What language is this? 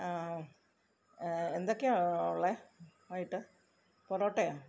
Malayalam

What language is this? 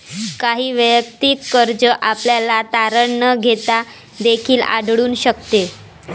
Marathi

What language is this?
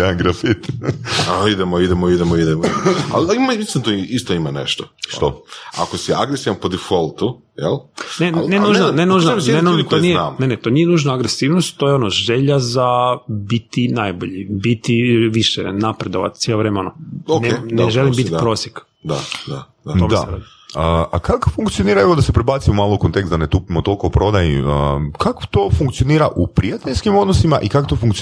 Croatian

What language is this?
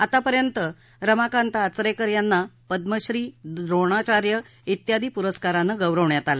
Marathi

